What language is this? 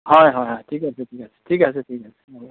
Assamese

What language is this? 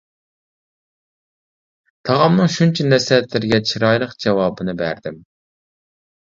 Uyghur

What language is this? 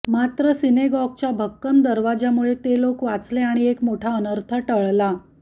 Marathi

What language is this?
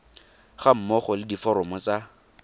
Tswana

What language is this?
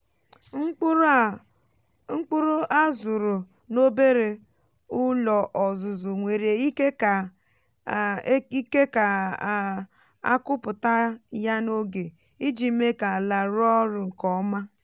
Igbo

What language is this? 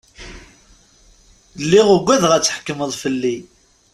Kabyle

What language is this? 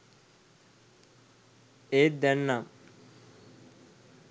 Sinhala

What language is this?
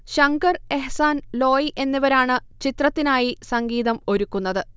Malayalam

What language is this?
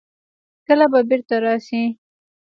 Pashto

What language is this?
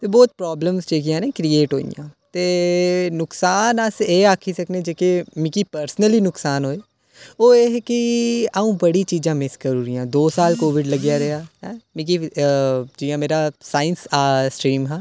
Dogri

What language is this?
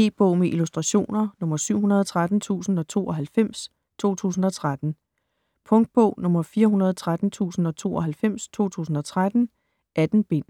Danish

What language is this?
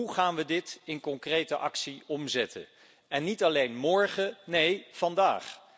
Dutch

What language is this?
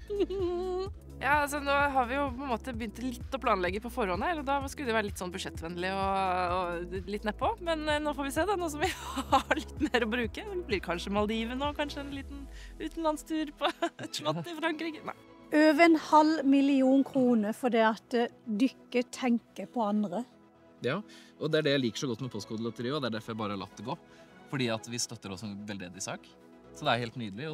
Norwegian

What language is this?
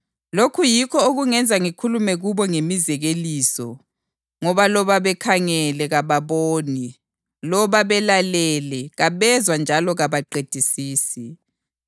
North Ndebele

